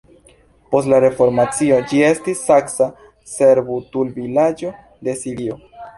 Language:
Esperanto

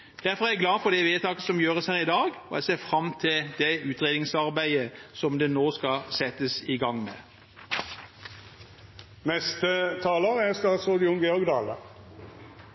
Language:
Norwegian Bokmål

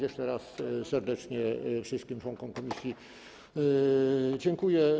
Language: Polish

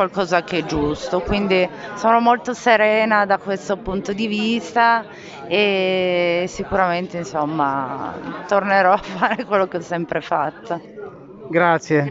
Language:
Italian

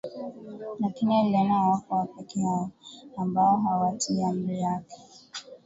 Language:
Swahili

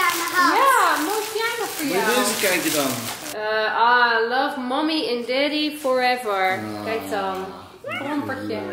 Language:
Dutch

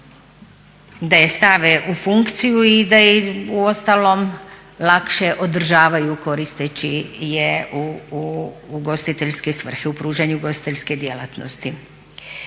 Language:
Croatian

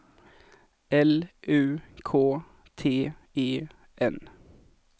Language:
Swedish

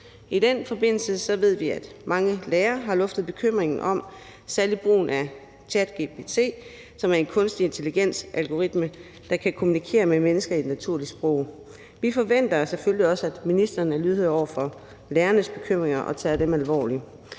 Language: Danish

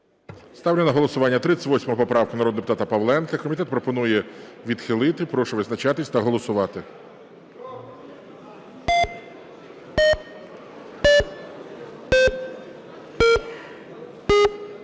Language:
Ukrainian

